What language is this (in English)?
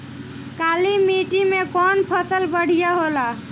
Bhojpuri